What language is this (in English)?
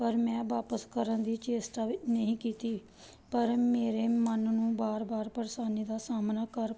Punjabi